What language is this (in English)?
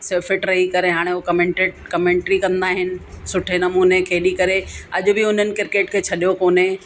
Sindhi